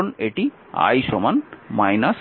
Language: Bangla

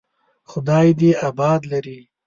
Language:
Pashto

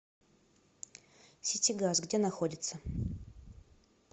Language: Russian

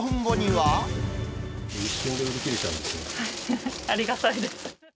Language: Japanese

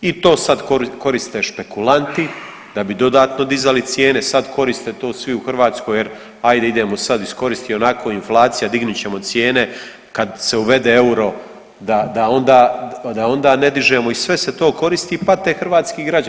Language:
Croatian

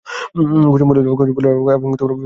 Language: Bangla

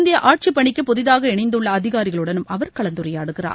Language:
Tamil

